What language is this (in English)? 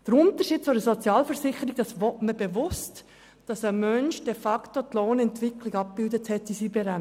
Swiss German